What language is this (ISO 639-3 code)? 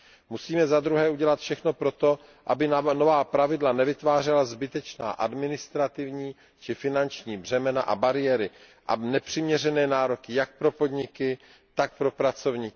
ces